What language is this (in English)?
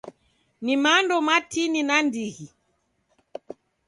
Taita